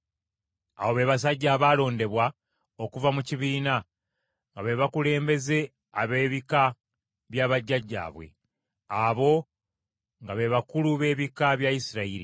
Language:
Ganda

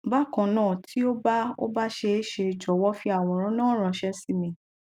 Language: Yoruba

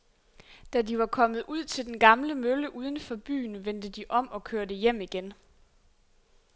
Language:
Danish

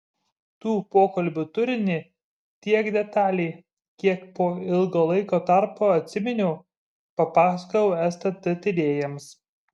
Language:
Lithuanian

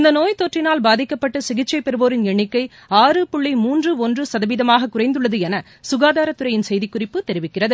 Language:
Tamil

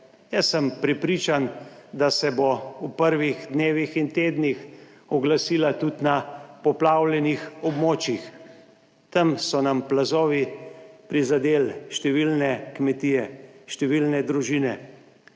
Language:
Slovenian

